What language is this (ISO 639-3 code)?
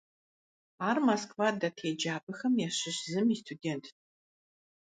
kbd